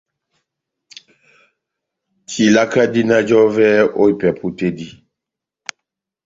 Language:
Batanga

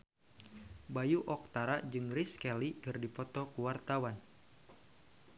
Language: Sundanese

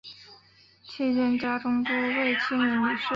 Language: Chinese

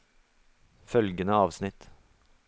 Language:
Norwegian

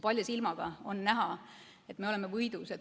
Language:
Estonian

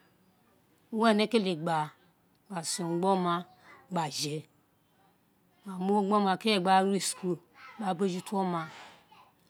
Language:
Isekiri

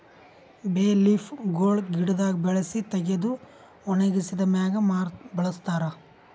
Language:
Kannada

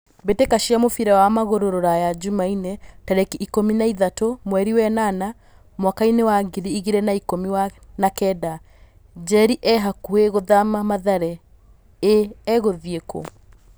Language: Kikuyu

